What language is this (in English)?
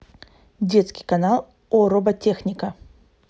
Russian